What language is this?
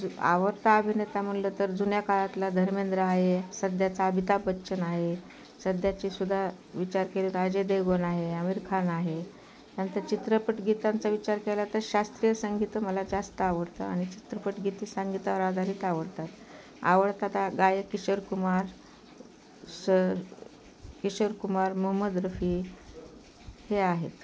Marathi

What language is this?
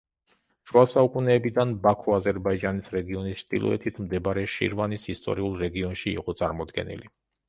Georgian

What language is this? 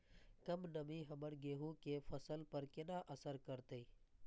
Maithili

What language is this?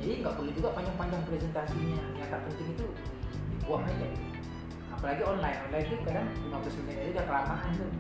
Indonesian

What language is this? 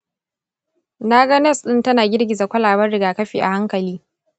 Hausa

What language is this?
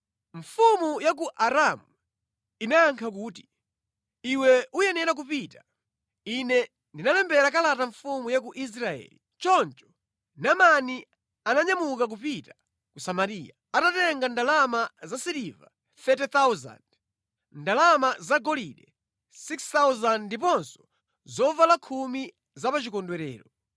Nyanja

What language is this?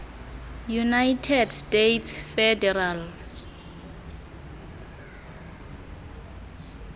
Xhosa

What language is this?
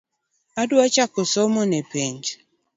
Luo (Kenya and Tanzania)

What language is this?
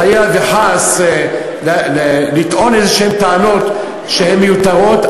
Hebrew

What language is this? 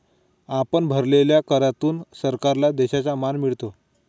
Marathi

